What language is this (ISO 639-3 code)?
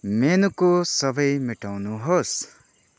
nep